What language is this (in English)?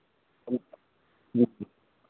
Hindi